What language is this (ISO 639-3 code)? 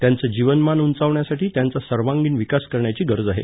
mar